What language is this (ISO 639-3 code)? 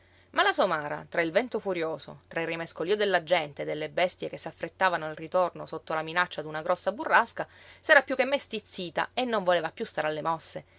ita